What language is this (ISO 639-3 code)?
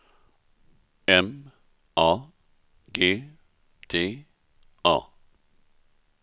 swe